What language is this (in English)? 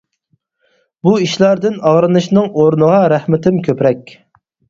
Uyghur